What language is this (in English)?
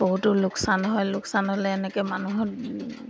Assamese